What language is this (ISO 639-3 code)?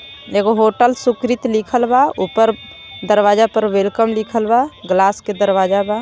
bho